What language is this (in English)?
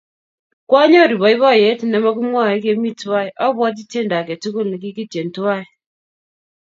Kalenjin